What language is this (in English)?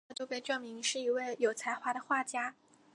Chinese